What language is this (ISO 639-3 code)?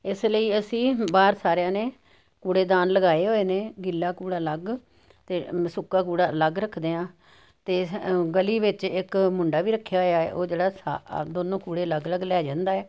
pan